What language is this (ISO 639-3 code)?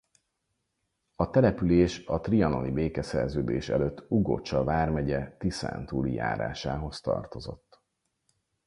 hun